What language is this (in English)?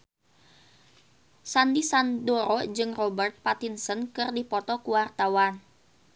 Sundanese